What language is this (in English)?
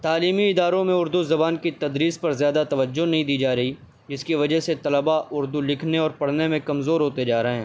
Urdu